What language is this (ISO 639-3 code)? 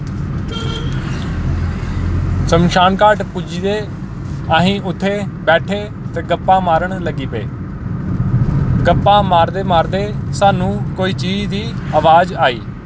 doi